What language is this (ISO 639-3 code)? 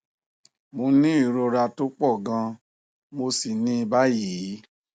yor